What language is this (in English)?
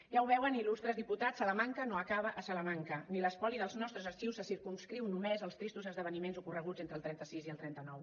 Catalan